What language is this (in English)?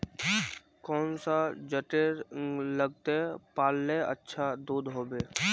Magahi